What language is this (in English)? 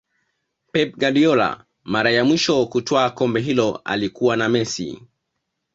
Swahili